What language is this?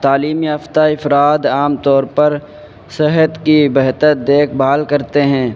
Urdu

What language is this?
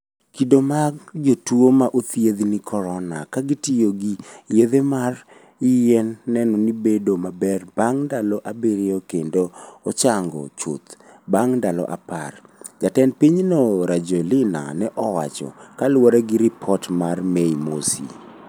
Luo (Kenya and Tanzania)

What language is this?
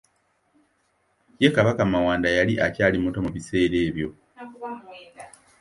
Ganda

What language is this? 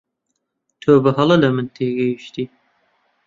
Central Kurdish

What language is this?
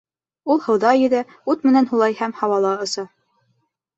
Bashkir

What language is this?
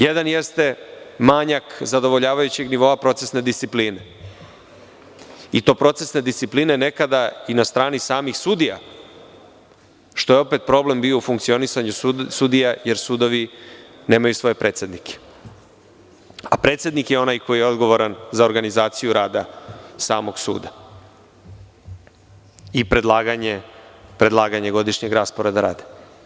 Serbian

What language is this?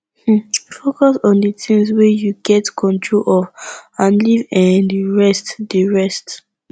Nigerian Pidgin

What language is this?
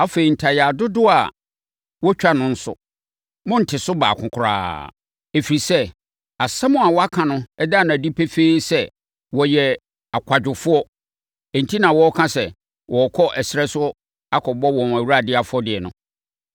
Akan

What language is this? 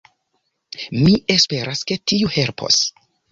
Esperanto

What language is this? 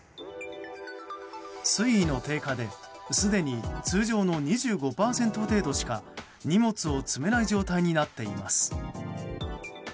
Japanese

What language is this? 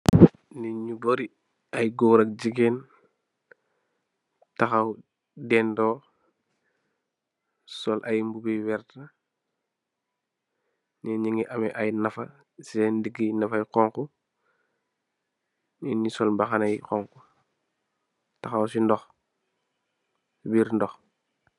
Wolof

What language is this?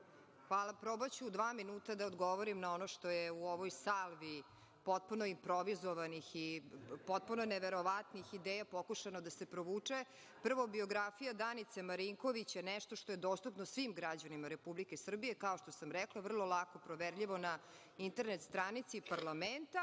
Serbian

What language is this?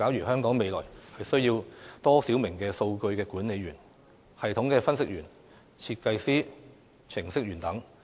Cantonese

